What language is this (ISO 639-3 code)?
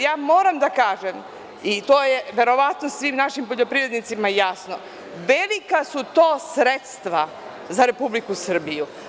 srp